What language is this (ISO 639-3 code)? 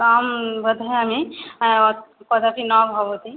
san